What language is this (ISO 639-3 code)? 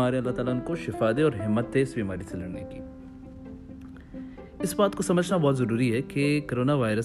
urd